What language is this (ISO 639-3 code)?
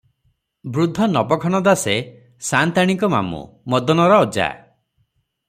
ori